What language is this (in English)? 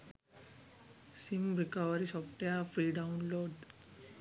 Sinhala